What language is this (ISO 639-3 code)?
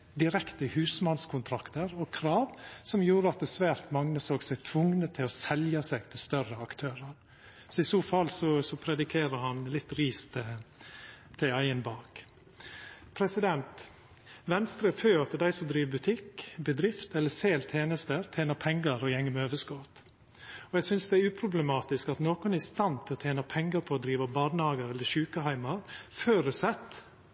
nno